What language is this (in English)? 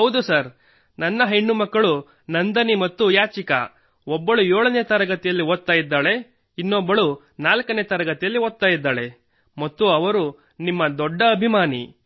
Kannada